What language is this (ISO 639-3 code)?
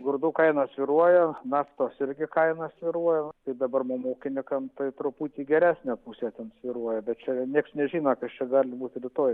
lit